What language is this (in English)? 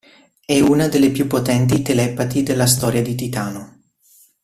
Italian